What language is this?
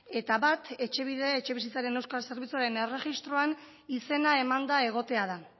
Basque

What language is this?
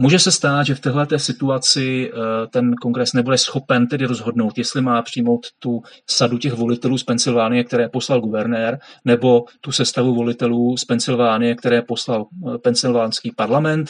Czech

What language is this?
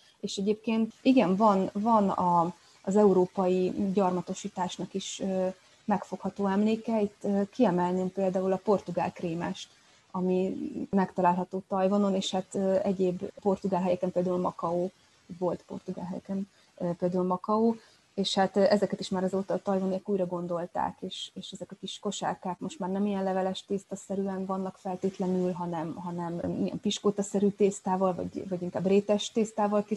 Hungarian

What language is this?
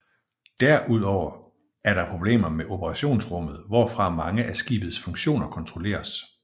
Danish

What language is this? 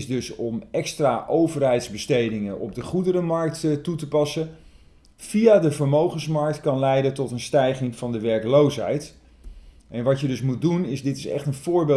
Dutch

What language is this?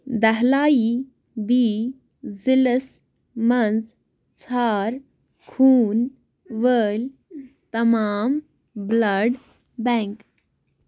Kashmiri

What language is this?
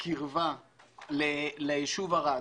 Hebrew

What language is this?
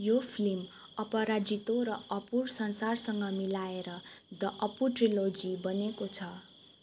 Nepali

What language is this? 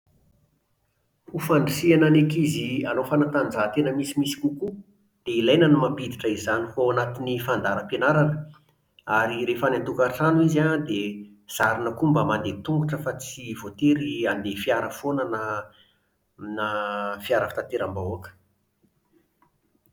Malagasy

